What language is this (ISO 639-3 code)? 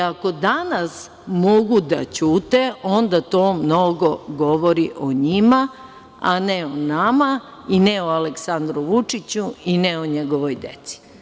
srp